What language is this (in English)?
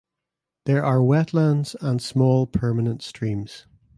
English